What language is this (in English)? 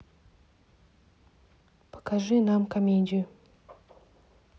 Russian